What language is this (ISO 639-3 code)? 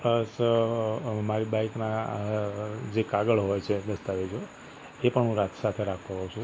guj